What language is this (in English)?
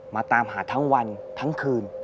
Thai